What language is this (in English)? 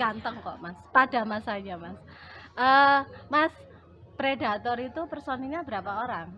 Indonesian